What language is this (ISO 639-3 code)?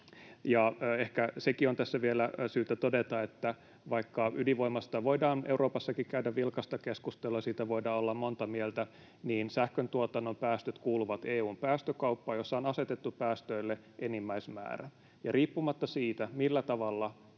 fin